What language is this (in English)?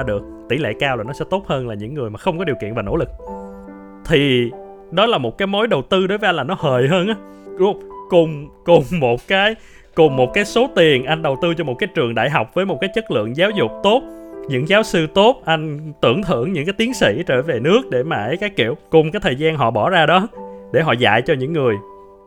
Vietnamese